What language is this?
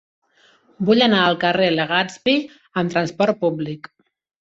Catalan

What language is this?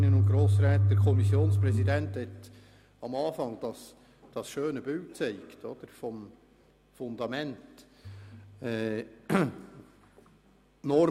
Swiss German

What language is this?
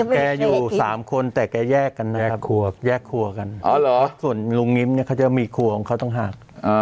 Thai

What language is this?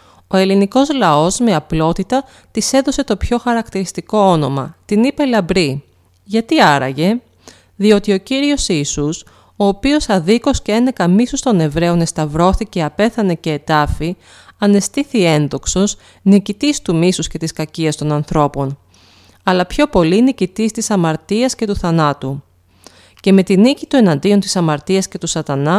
Greek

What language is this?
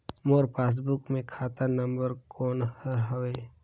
Chhattisgarhi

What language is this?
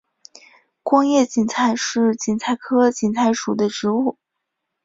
Chinese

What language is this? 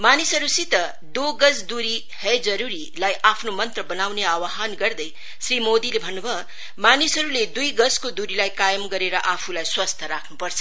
Nepali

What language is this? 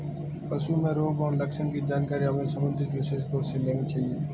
Hindi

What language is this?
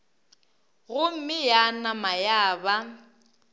Northern Sotho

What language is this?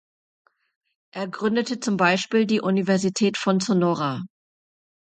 German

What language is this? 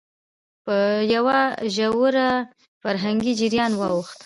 Pashto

